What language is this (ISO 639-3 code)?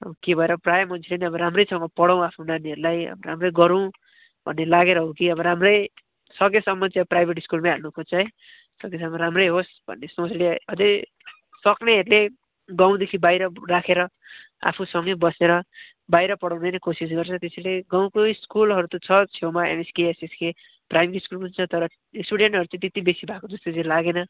nep